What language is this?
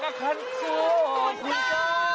Thai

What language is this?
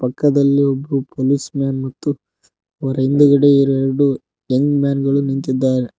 Kannada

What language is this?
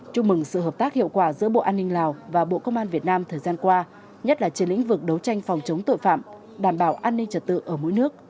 Vietnamese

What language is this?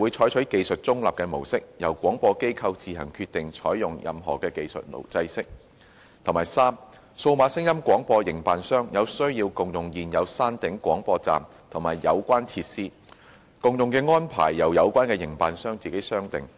Cantonese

